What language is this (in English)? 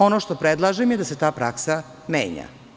Serbian